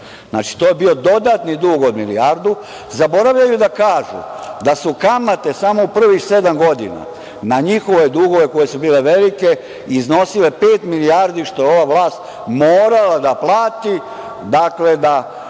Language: Serbian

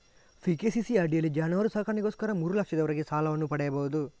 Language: Kannada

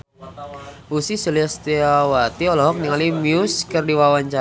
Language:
Sundanese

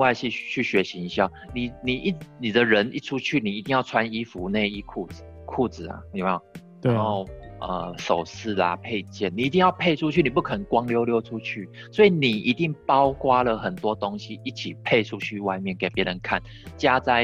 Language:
Chinese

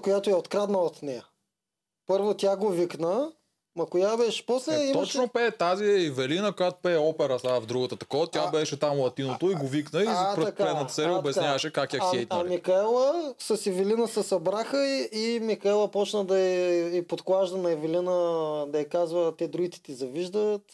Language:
Bulgarian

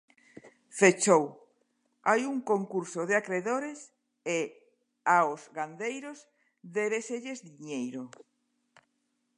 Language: Galician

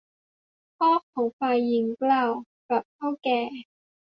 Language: Thai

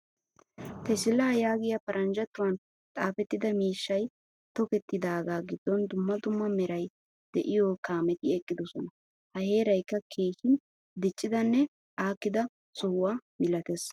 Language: Wolaytta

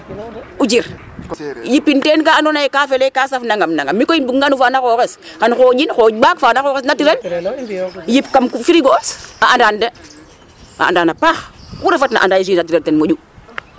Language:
Serer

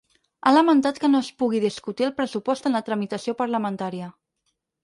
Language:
Catalan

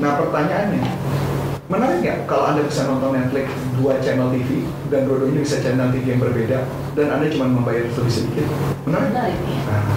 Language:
Indonesian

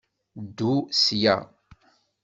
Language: Kabyle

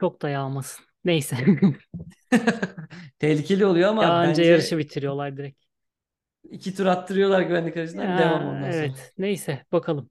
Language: Turkish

